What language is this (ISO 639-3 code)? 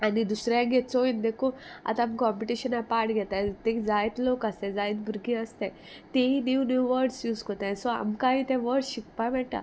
kok